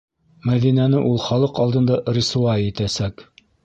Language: Bashkir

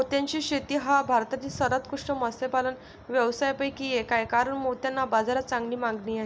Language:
Marathi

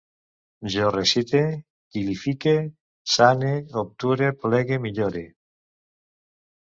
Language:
Catalan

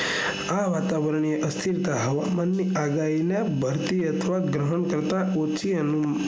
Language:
Gujarati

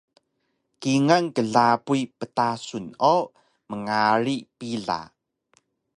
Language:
Taroko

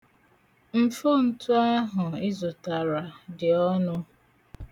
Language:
Igbo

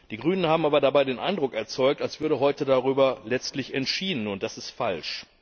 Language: German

